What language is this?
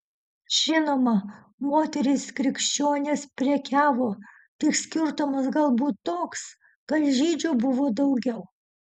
Lithuanian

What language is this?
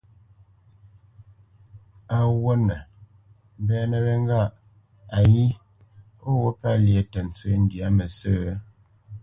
Bamenyam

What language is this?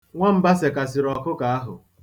Igbo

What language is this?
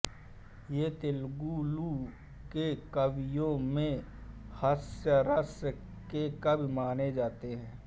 Hindi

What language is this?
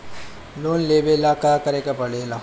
Bhojpuri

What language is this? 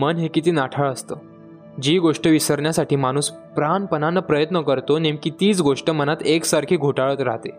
Marathi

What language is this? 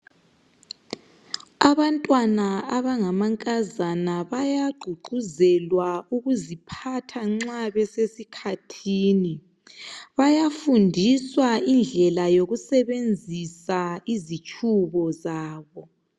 North Ndebele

